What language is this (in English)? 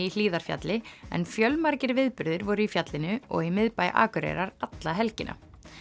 Icelandic